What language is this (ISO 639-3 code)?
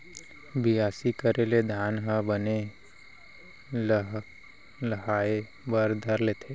hne